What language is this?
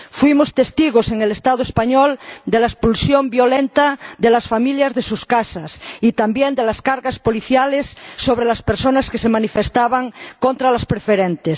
Spanish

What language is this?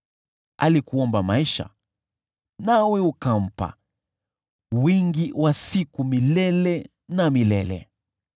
Swahili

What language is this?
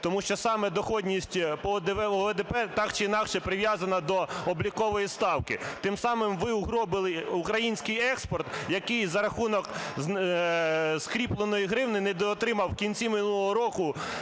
Ukrainian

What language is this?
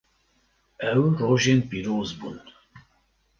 Kurdish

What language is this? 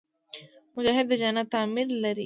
Pashto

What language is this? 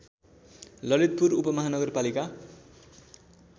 Nepali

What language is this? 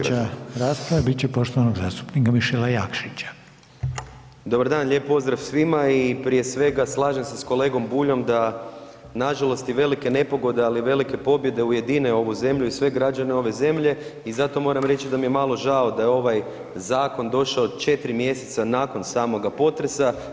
Croatian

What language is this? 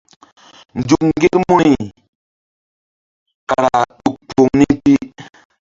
Mbum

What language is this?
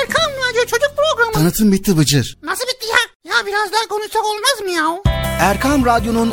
Turkish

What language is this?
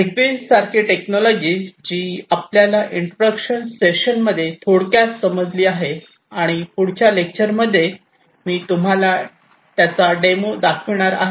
Marathi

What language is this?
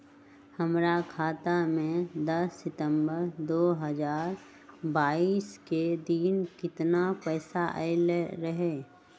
Magahi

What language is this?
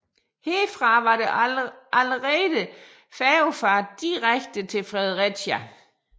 Danish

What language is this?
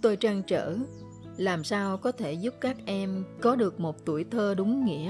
Vietnamese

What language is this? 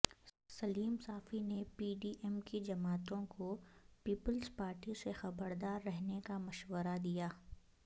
Urdu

